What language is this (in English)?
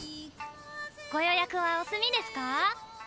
Japanese